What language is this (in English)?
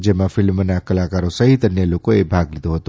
Gujarati